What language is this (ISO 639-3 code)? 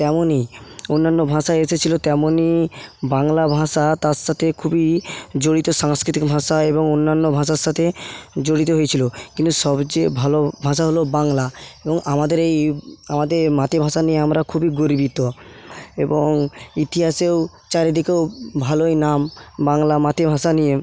ben